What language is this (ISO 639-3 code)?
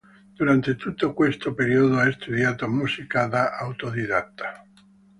ita